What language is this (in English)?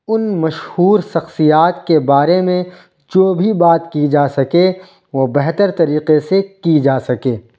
Urdu